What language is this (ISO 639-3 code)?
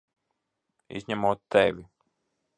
lav